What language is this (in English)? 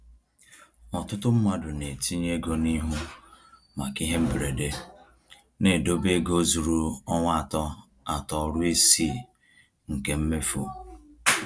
Igbo